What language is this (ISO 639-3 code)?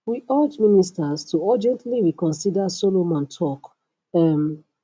pcm